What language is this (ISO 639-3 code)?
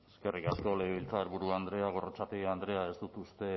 eus